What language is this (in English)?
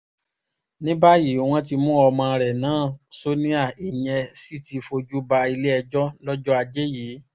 Yoruba